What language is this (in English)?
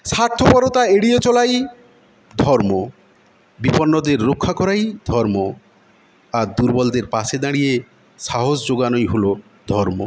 Bangla